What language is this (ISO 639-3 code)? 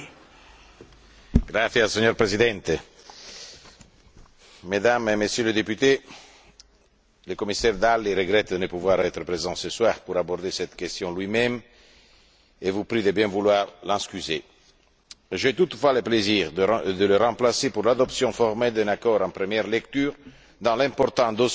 fra